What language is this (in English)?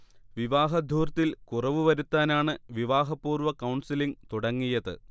Malayalam